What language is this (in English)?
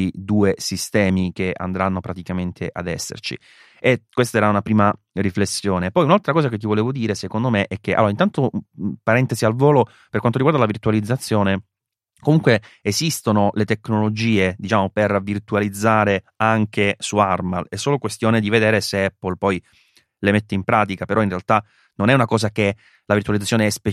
Italian